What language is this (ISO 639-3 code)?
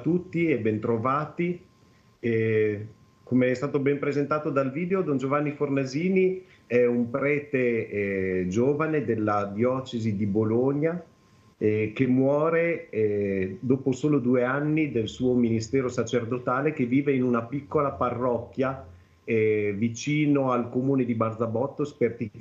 ita